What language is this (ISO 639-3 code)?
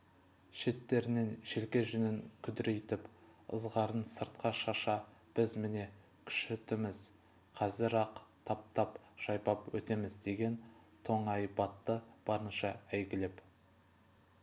kaz